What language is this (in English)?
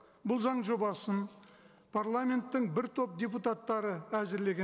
Kazakh